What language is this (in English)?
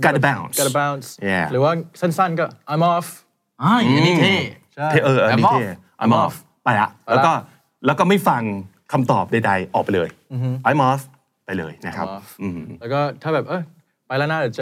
Thai